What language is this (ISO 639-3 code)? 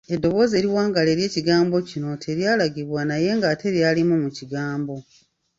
lug